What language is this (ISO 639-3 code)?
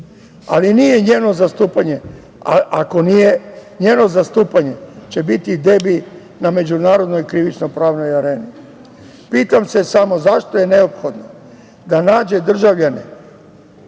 srp